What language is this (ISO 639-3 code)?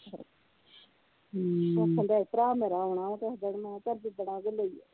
pan